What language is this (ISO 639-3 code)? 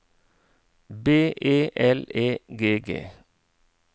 nor